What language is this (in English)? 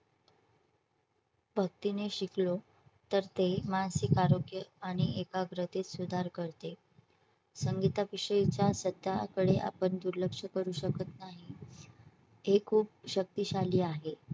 Marathi